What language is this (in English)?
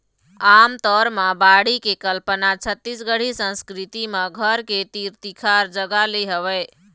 Chhattisgarhi